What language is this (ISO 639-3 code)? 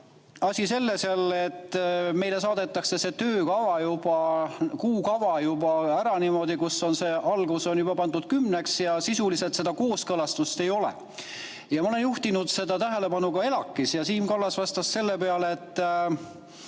est